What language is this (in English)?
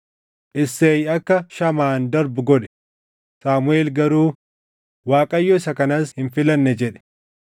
Oromo